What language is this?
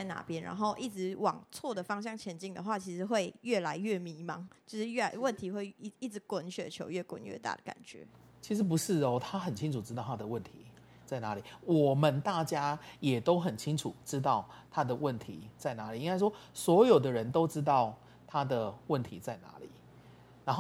Chinese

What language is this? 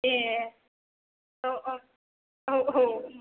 Bodo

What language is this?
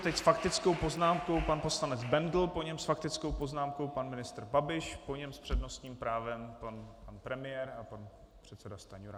Czech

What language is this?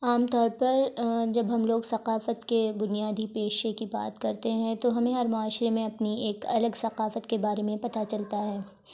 Urdu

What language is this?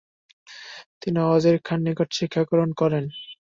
Bangla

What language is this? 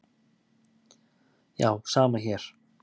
Icelandic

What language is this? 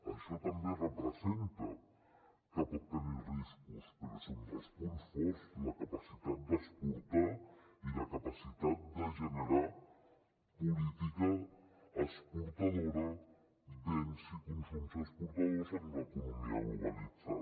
Catalan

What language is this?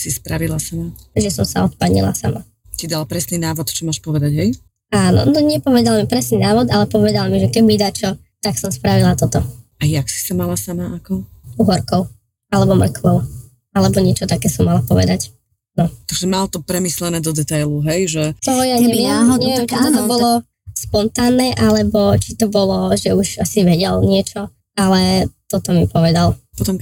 Slovak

